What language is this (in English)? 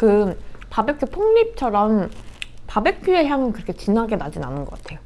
Korean